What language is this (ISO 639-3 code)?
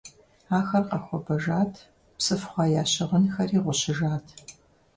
kbd